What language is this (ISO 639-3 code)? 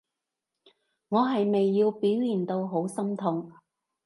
yue